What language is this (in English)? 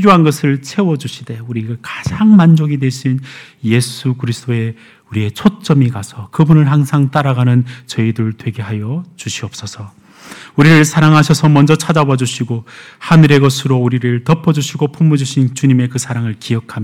Korean